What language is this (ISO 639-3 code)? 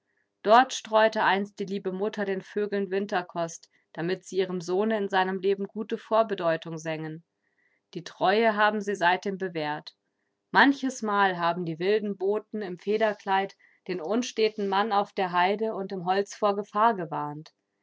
deu